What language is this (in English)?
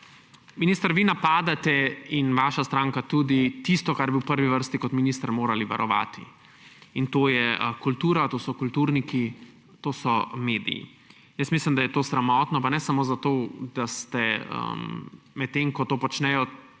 Slovenian